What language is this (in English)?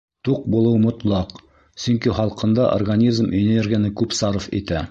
Bashkir